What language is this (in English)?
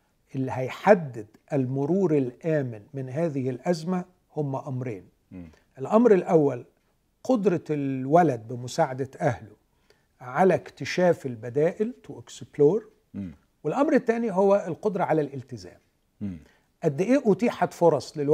Arabic